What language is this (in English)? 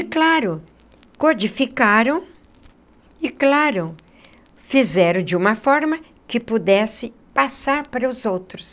Portuguese